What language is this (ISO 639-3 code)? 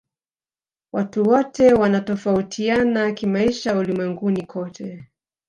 swa